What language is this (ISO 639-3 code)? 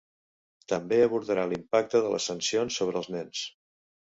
cat